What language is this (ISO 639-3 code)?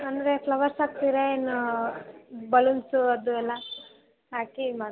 kan